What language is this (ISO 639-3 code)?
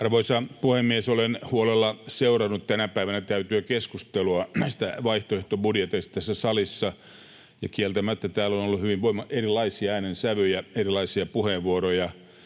fin